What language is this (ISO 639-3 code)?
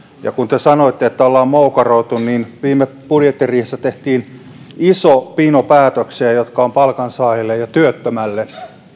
fin